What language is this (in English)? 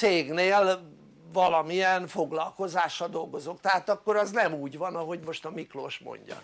Hungarian